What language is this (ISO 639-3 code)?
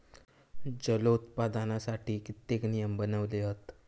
mar